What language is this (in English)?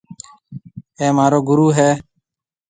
Marwari (Pakistan)